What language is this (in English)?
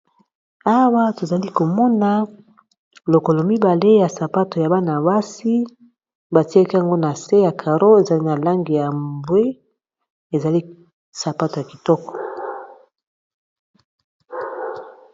Lingala